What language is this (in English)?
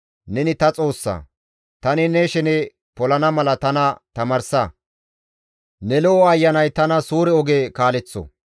Gamo